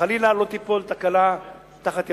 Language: Hebrew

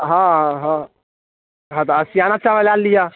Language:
Maithili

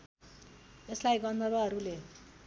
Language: Nepali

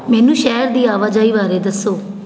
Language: Punjabi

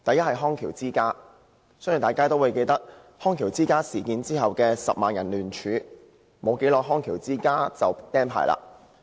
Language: Cantonese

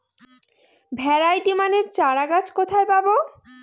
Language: Bangla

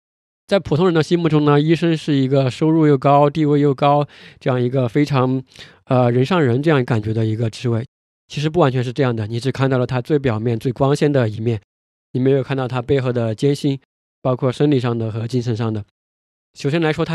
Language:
Chinese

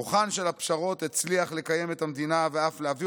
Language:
Hebrew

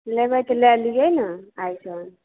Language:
Maithili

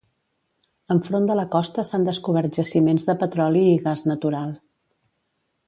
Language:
Catalan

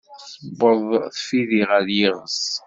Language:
Kabyle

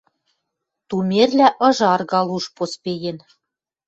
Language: Western Mari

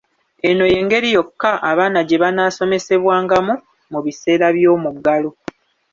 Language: Ganda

